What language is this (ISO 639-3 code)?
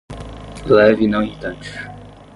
por